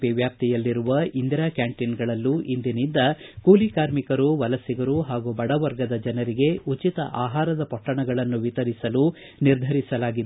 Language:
Kannada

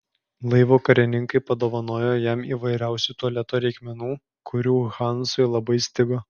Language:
Lithuanian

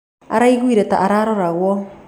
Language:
Kikuyu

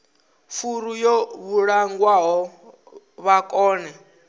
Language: Venda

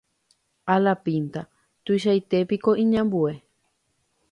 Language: Guarani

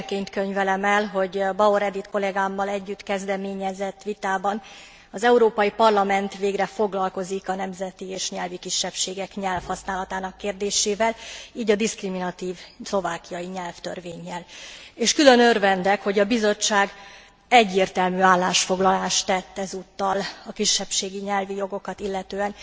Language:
Hungarian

